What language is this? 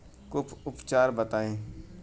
Bhojpuri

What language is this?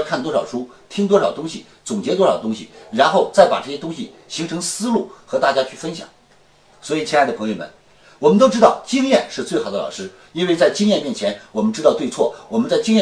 Chinese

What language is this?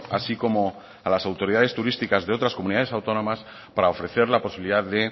Spanish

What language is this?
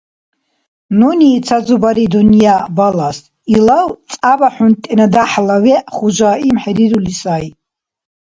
Dargwa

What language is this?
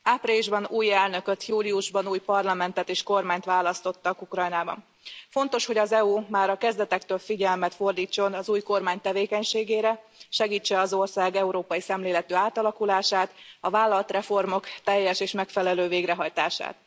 Hungarian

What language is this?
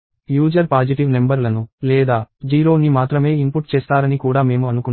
Telugu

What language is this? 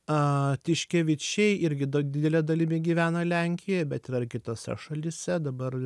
Lithuanian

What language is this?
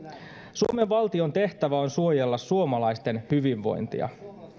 Finnish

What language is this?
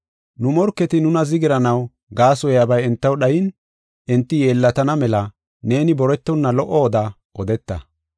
Gofa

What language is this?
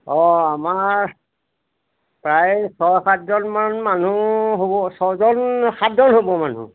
Assamese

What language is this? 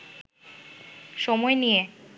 Bangla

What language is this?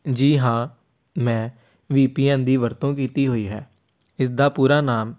Punjabi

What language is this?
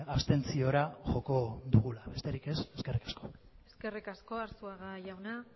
Basque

